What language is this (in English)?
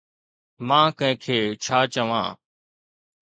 Sindhi